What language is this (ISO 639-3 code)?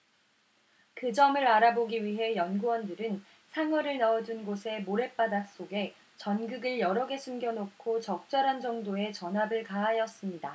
kor